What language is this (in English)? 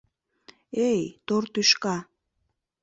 Mari